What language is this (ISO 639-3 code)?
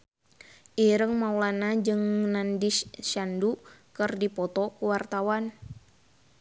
sun